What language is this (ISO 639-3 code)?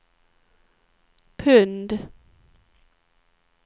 swe